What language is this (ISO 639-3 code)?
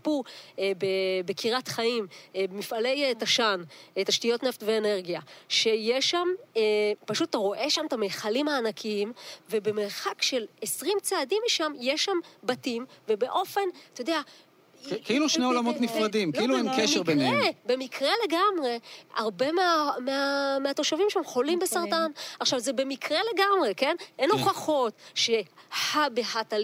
heb